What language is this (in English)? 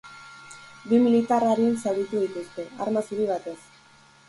Basque